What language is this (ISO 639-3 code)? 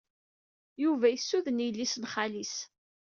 kab